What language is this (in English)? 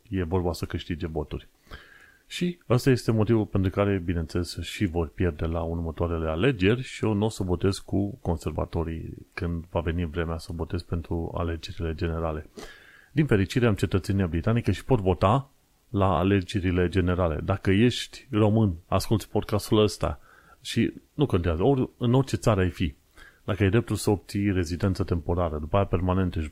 Romanian